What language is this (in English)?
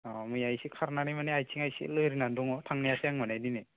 Bodo